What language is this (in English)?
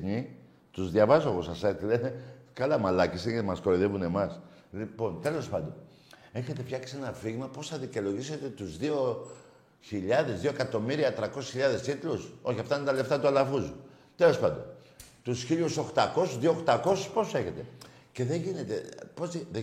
Greek